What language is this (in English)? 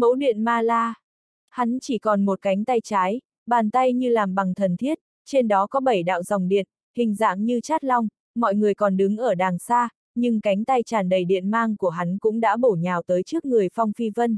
Vietnamese